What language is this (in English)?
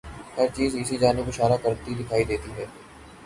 Urdu